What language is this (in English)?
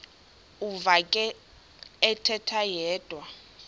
Xhosa